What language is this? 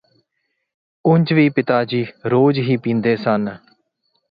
Punjabi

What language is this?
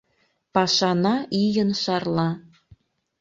Mari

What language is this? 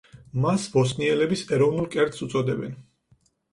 Georgian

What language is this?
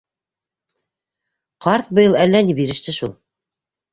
Bashkir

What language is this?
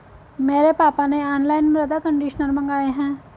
Hindi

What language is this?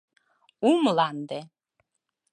Mari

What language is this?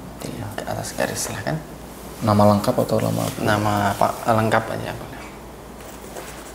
Indonesian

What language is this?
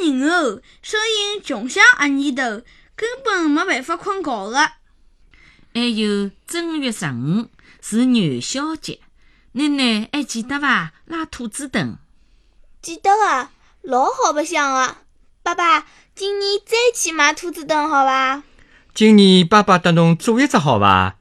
Chinese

